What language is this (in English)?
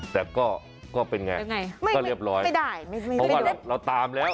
Thai